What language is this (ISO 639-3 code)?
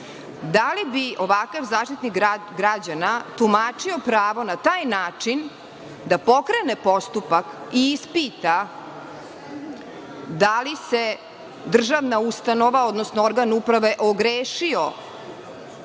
srp